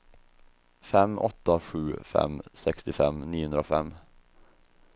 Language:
Swedish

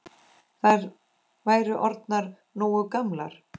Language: Icelandic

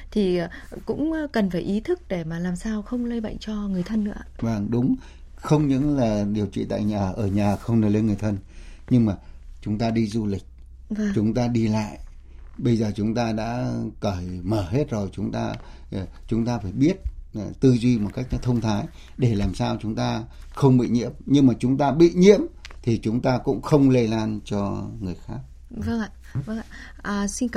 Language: Vietnamese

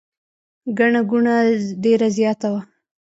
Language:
Pashto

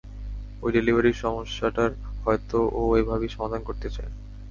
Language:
Bangla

